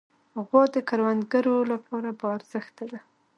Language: Pashto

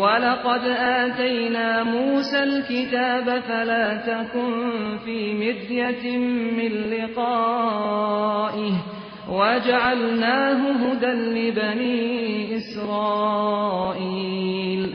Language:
Persian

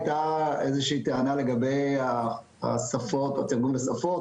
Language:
Hebrew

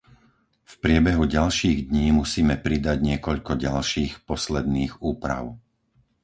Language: Slovak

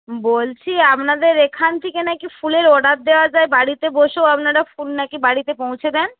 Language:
Bangla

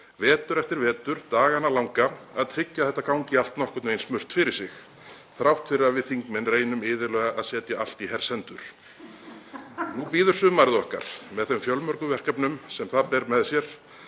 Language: Icelandic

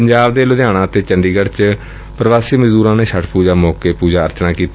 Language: Punjabi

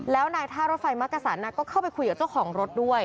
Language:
Thai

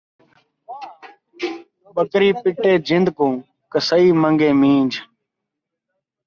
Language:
Saraiki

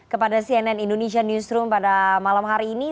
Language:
Indonesian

